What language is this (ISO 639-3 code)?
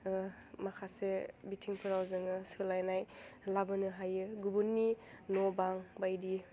brx